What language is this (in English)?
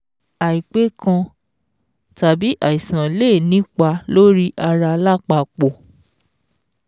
Yoruba